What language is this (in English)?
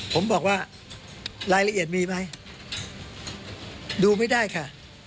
Thai